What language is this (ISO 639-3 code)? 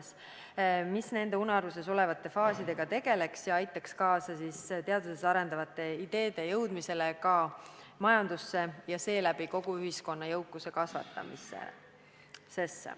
est